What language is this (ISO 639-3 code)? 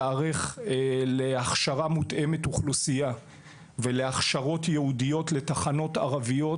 heb